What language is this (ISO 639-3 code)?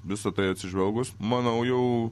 lit